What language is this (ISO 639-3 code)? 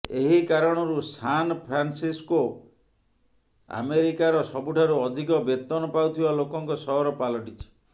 ori